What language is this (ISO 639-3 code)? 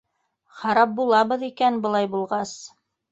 bak